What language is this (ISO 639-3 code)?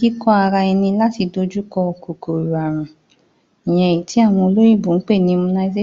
yor